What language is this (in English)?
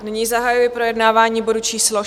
Czech